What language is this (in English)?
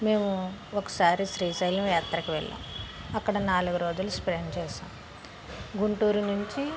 Telugu